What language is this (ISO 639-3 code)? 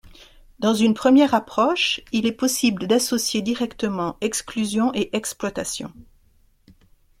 fra